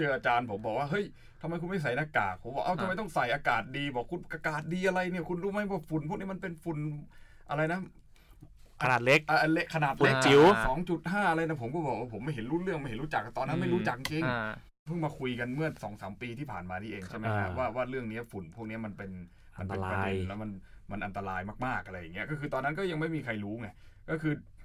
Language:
Thai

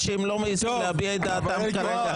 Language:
Hebrew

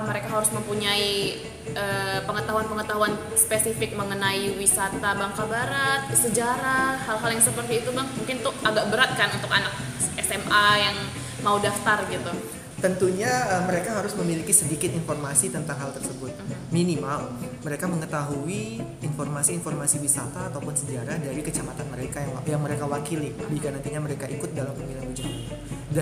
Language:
Indonesian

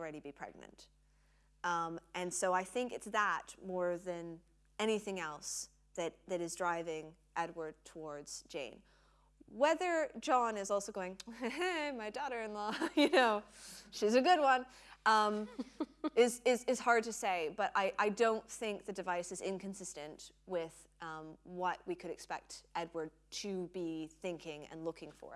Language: English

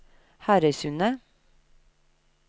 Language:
Norwegian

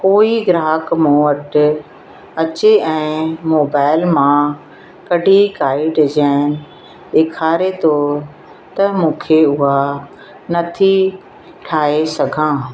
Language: Sindhi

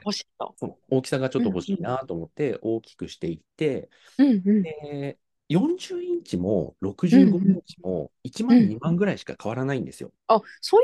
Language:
Japanese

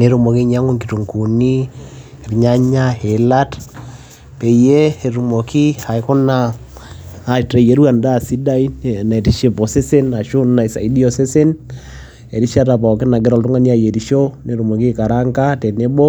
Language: Masai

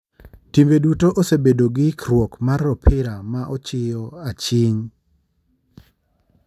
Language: Luo (Kenya and Tanzania)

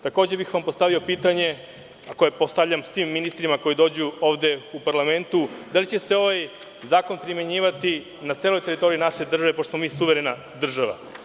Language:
Serbian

